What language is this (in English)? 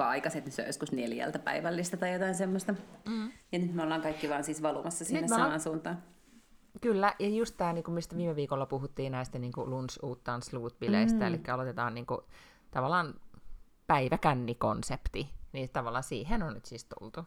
Finnish